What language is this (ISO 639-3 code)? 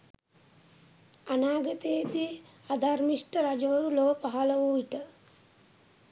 sin